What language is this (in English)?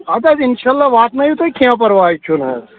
Kashmiri